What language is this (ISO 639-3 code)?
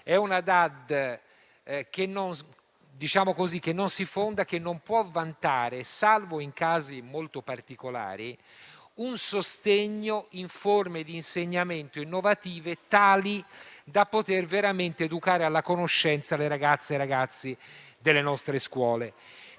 ita